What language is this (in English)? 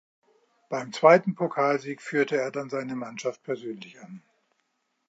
German